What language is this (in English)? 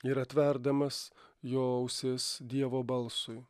Lithuanian